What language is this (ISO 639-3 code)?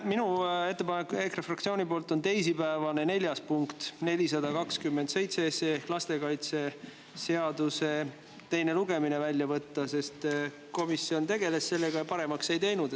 est